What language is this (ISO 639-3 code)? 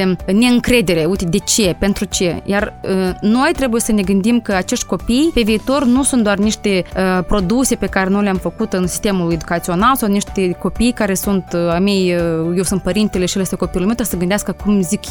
ron